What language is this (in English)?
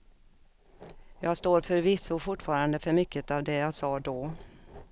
Swedish